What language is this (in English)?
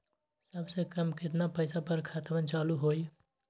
Magahi